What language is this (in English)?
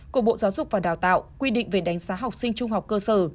Vietnamese